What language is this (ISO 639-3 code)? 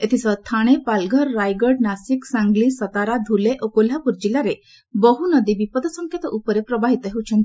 ori